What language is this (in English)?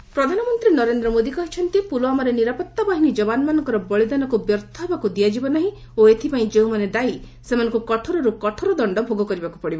Odia